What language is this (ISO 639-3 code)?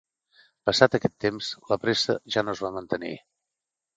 cat